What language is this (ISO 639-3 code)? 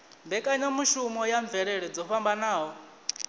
ven